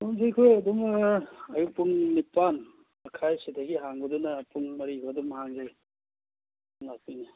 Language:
Manipuri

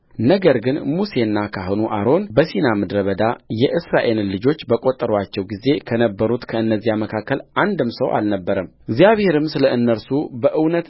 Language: Amharic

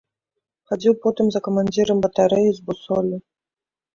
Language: Belarusian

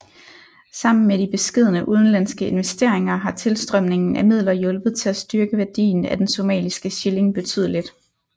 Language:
Danish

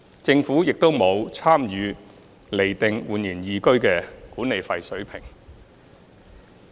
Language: Cantonese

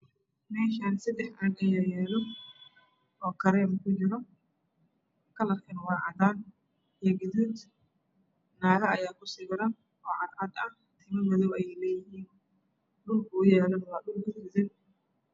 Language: Somali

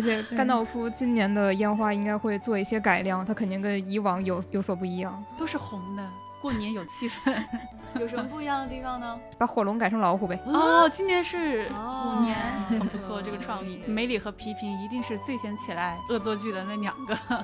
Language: Chinese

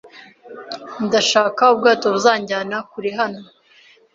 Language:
Kinyarwanda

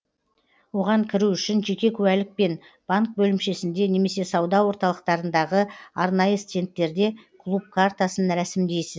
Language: Kazakh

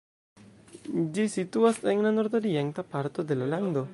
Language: Esperanto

